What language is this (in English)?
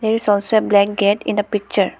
English